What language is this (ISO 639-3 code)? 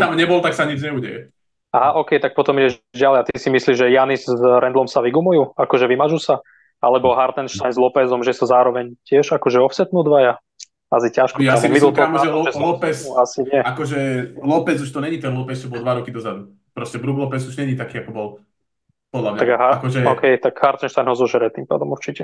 slk